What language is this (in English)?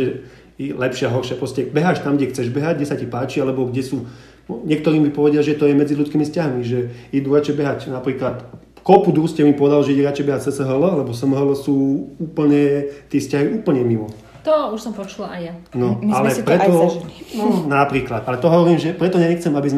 Slovak